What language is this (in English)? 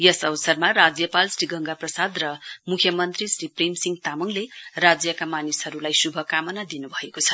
Nepali